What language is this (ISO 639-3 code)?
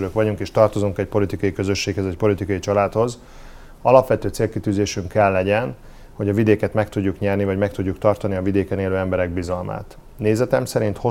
hun